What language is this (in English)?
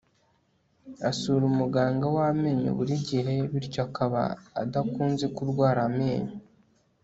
Kinyarwanda